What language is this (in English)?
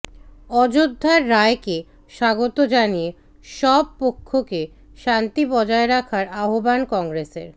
Bangla